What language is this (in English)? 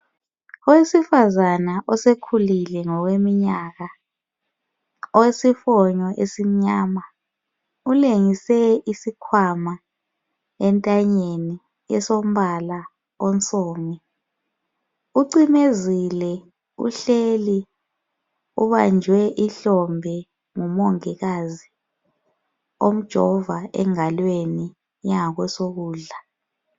North Ndebele